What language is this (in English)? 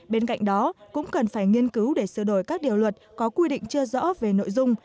Vietnamese